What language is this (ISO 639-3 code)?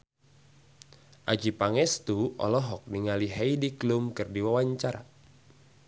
sun